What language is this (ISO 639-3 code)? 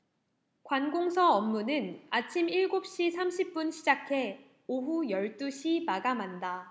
kor